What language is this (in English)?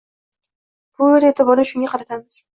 Uzbek